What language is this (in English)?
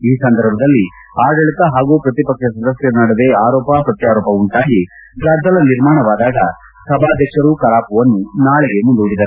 Kannada